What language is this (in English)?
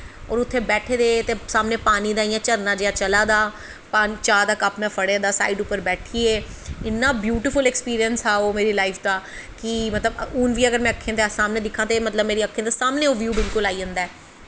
Dogri